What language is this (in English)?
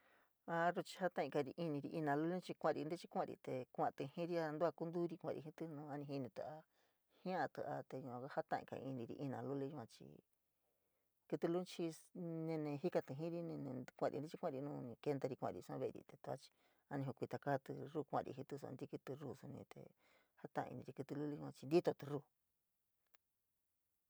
San Miguel El Grande Mixtec